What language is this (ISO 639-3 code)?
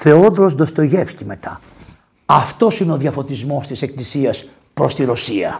ell